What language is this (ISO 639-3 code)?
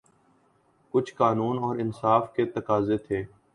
urd